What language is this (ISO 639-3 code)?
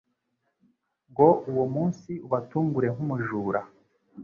kin